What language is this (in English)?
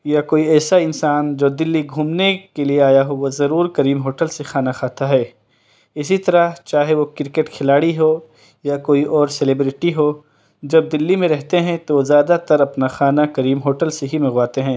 Urdu